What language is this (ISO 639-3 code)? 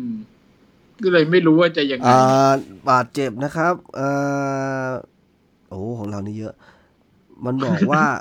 tha